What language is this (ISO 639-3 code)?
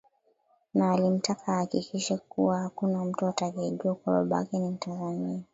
swa